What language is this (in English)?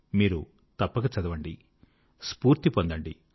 Telugu